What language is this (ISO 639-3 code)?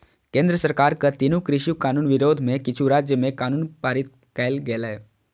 mai